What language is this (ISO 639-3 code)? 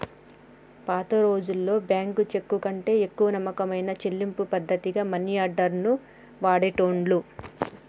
tel